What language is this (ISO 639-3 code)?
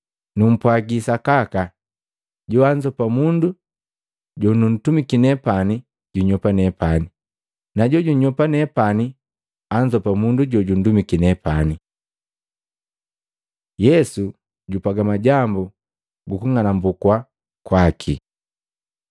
mgv